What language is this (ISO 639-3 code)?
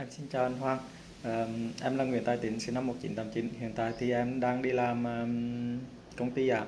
vie